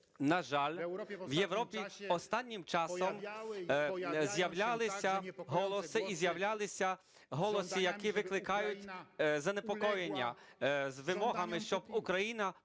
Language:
Ukrainian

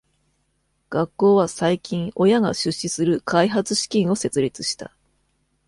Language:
Japanese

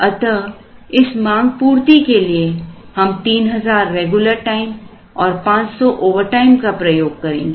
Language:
Hindi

